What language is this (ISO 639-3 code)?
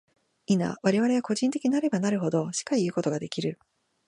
jpn